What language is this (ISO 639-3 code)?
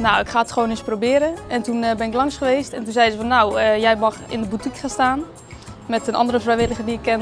nld